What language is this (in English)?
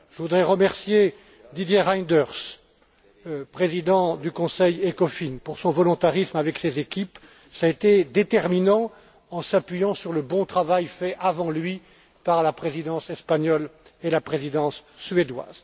French